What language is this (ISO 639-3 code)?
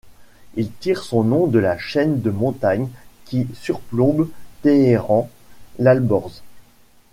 fra